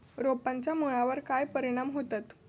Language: Marathi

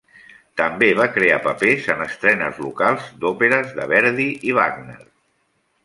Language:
Catalan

